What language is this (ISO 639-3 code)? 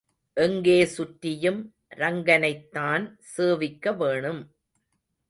tam